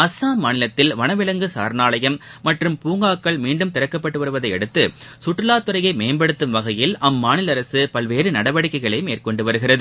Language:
Tamil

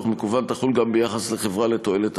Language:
Hebrew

